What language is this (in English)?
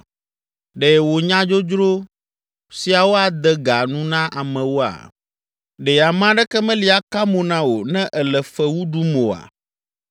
Ewe